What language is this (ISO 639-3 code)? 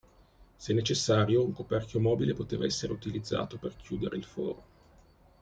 ita